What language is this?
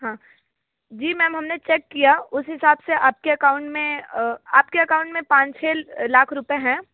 Hindi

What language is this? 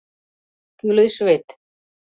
Mari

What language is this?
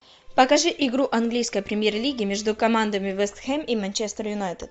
Russian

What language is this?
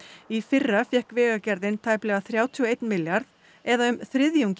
Icelandic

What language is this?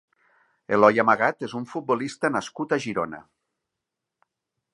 Catalan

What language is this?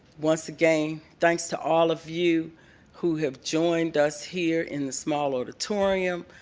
English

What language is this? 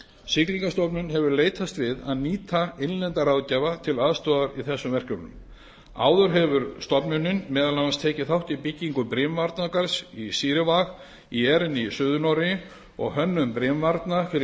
Icelandic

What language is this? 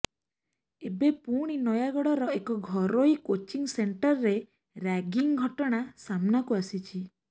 Odia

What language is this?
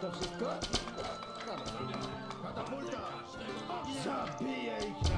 Polish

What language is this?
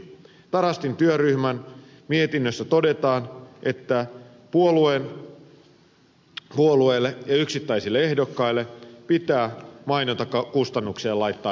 Finnish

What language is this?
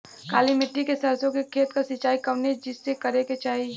Bhojpuri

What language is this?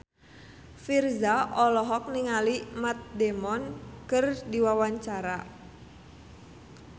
Sundanese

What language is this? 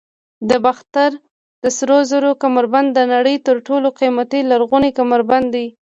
Pashto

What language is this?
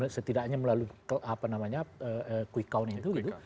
Indonesian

